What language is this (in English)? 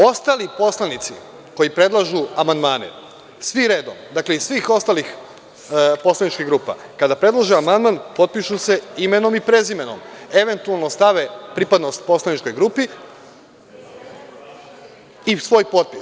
Serbian